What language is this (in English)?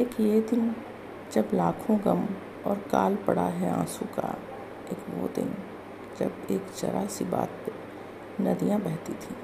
Hindi